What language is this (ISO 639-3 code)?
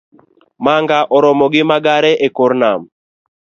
luo